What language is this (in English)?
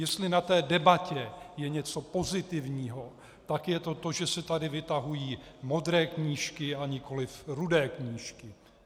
Czech